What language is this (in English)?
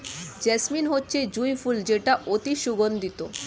Bangla